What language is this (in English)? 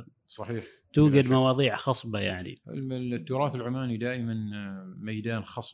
Arabic